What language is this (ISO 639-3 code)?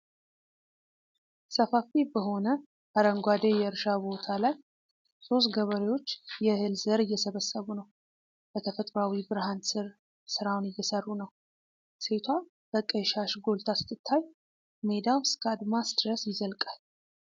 amh